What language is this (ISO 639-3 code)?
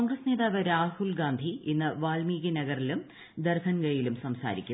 mal